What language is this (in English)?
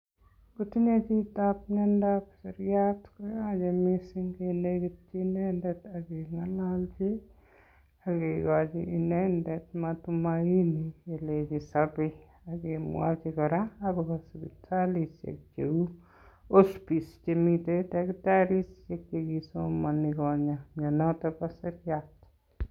Kalenjin